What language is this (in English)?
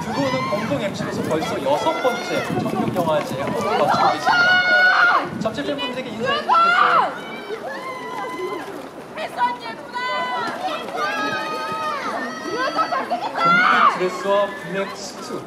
Korean